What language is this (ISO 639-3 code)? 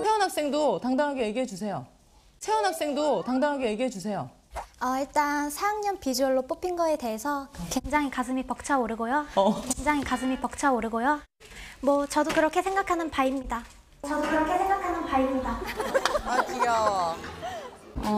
kor